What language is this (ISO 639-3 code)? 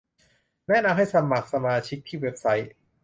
tha